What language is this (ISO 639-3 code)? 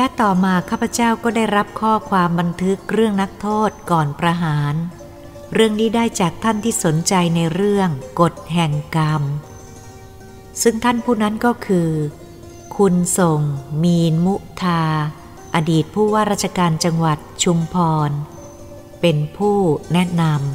tha